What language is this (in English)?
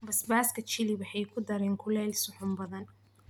Somali